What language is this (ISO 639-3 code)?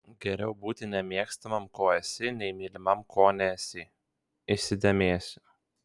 lit